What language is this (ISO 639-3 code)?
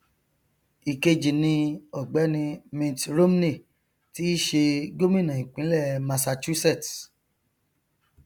yor